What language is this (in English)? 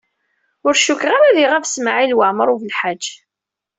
Kabyle